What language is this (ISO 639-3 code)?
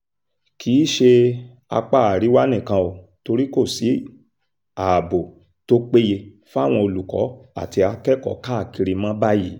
yor